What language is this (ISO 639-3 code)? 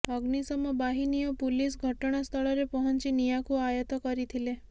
ori